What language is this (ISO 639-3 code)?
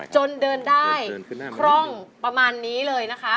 tha